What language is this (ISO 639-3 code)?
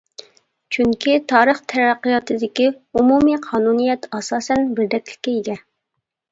uig